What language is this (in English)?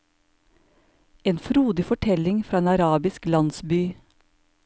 Norwegian